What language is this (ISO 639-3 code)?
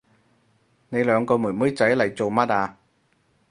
yue